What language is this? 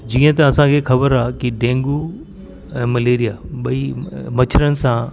Sindhi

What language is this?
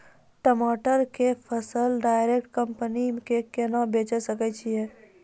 Maithili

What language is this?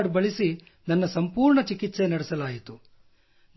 Kannada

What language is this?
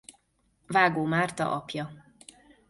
Hungarian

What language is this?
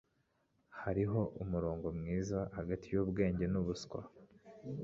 Kinyarwanda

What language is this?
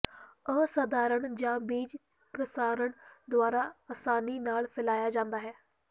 Punjabi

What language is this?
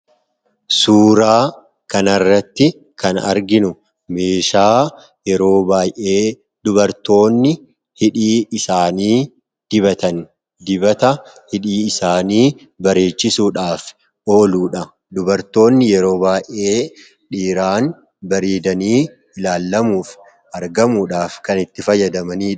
Oromo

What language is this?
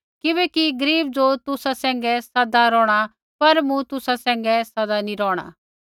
Kullu Pahari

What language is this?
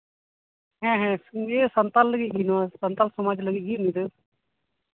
Santali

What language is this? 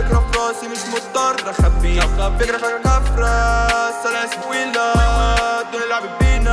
Arabic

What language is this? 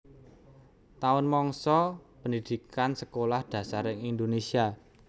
Javanese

